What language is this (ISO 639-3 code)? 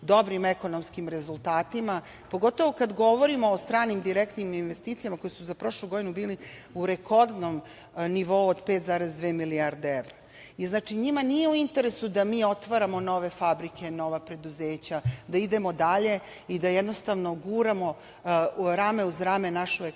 srp